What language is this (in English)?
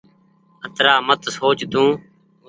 Goaria